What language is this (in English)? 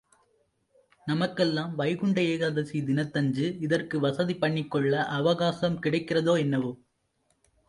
Tamil